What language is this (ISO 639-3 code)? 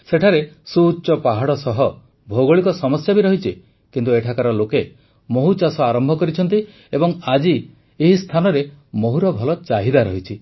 ori